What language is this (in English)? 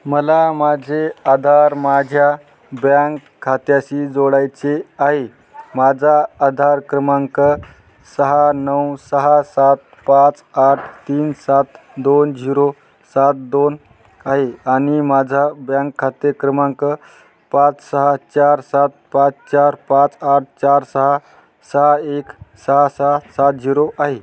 Marathi